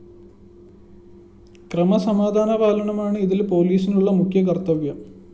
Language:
Malayalam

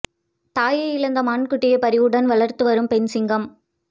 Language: Tamil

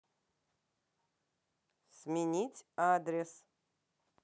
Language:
Russian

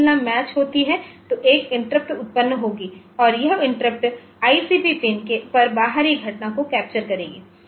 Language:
Hindi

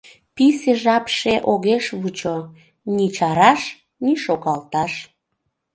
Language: Mari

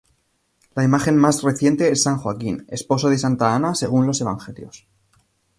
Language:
Spanish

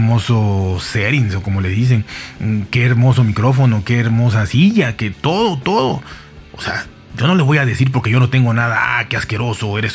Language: Spanish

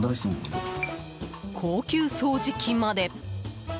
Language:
Japanese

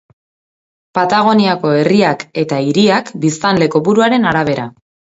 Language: Basque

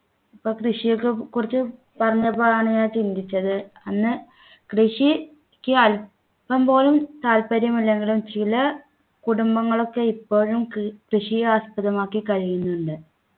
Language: Malayalam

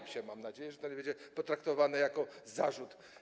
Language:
Polish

